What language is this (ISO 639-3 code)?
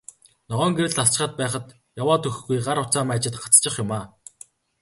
mon